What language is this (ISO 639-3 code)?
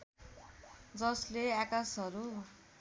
nep